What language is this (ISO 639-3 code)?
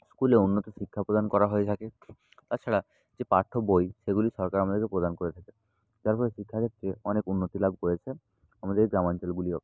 ben